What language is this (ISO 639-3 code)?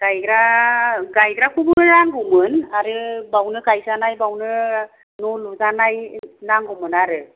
brx